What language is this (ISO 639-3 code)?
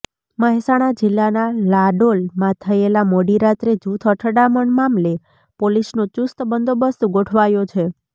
guj